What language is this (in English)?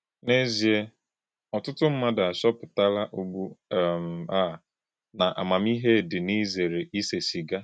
Igbo